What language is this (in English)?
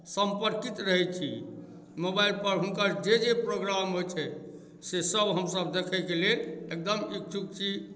Maithili